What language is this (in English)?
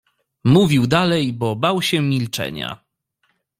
Polish